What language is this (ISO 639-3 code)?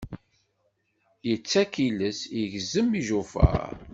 kab